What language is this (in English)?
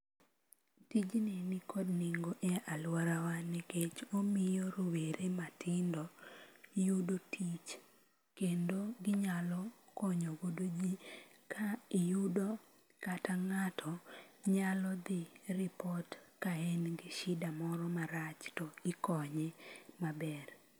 Luo (Kenya and Tanzania)